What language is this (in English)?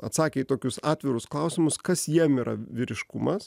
Lithuanian